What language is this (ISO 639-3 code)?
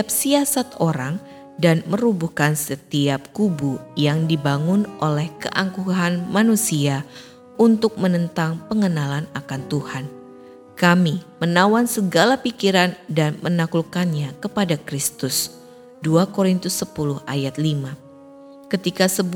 ind